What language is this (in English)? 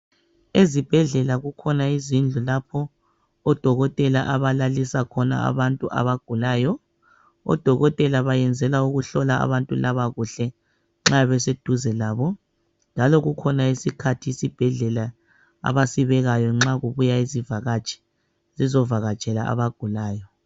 North Ndebele